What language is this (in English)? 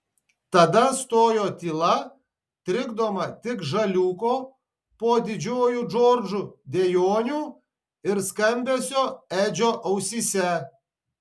Lithuanian